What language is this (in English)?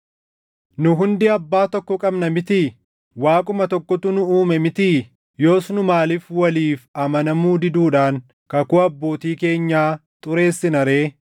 Oromo